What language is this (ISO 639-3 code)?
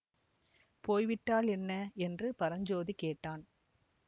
tam